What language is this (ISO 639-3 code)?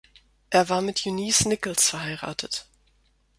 deu